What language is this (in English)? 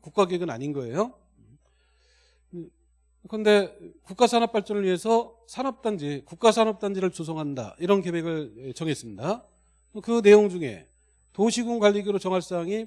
Korean